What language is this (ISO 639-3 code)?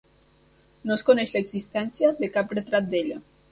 cat